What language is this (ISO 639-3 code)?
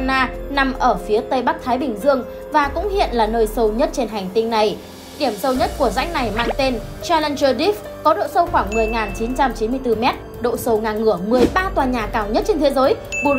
vie